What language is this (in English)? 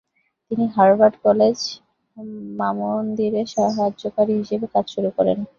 Bangla